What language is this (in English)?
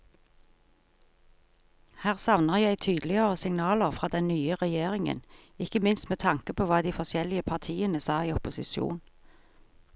Norwegian